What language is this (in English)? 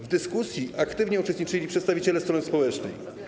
Polish